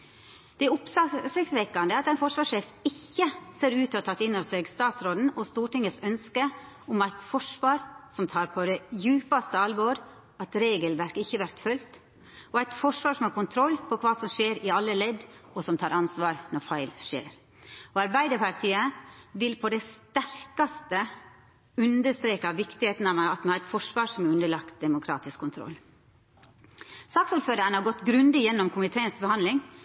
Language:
Norwegian Nynorsk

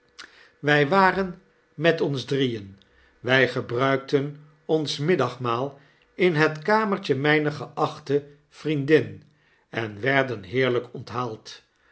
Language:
Dutch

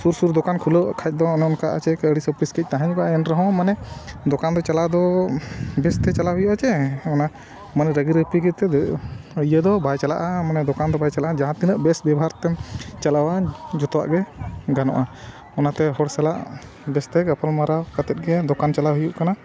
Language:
Santali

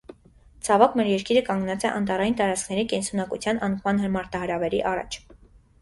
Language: Armenian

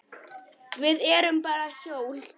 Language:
Icelandic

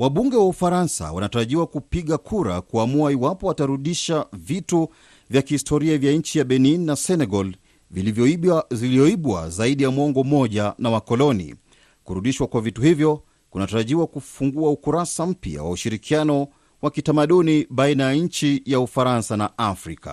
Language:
Swahili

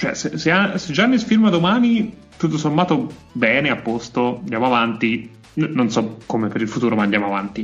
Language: Italian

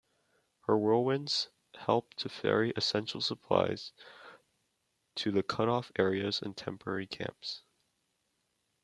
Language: English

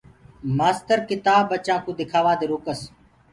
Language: Gurgula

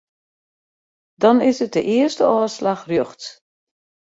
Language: Western Frisian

